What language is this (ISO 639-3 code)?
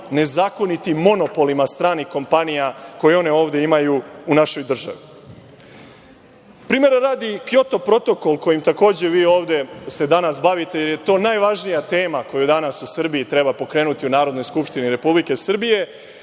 srp